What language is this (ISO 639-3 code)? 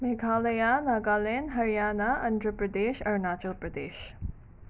mni